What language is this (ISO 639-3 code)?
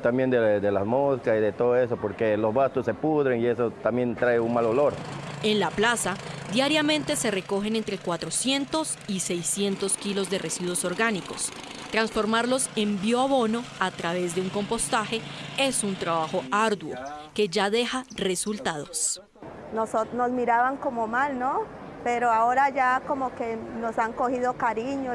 spa